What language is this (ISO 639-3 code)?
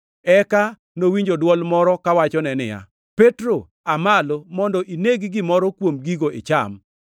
luo